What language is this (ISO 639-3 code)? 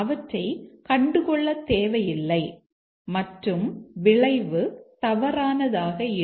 tam